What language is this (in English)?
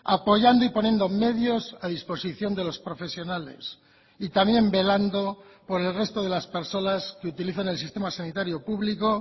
Spanish